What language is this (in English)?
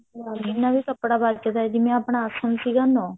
Punjabi